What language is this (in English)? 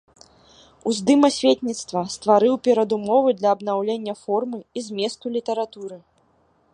Belarusian